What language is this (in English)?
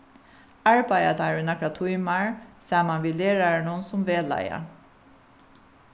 Faroese